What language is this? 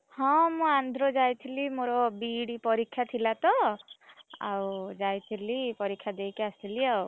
Odia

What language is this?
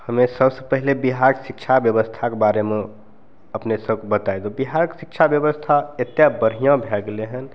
Maithili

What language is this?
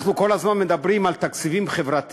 Hebrew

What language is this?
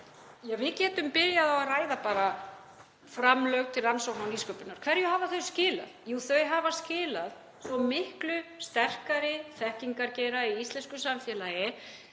Icelandic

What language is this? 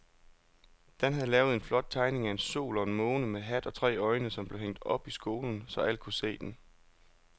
Danish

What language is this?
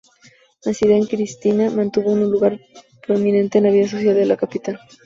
Spanish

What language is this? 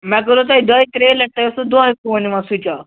Kashmiri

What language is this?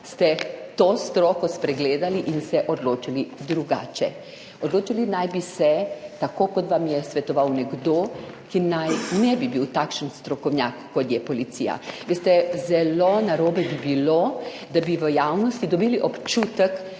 Slovenian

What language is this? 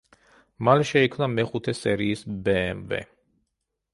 Georgian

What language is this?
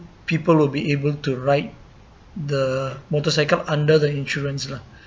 English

